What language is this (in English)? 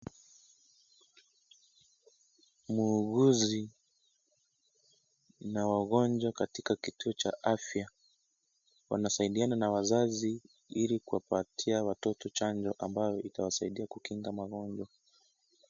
Swahili